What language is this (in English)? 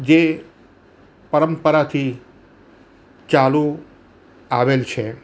Gujarati